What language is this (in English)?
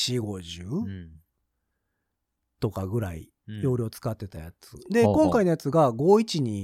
Japanese